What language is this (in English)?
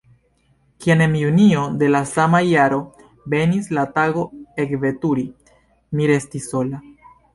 Esperanto